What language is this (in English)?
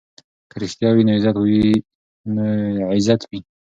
Pashto